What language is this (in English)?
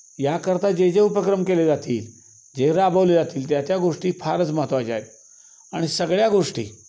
Marathi